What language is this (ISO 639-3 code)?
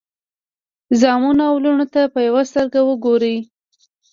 pus